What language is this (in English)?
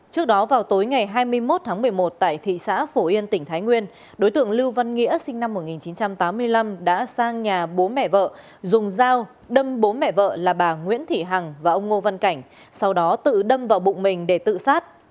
Vietnamese